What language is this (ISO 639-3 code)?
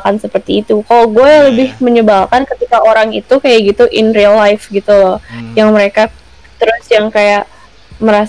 ind